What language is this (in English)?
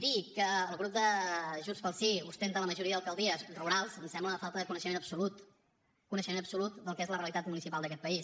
Catalan